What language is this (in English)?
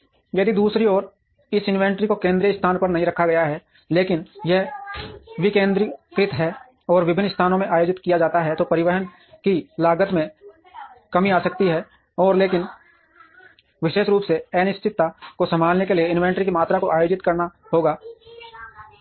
Hindi